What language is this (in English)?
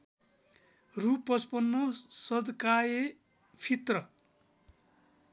Nepali